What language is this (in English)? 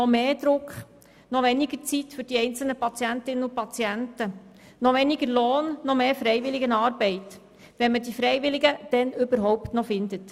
Swiss German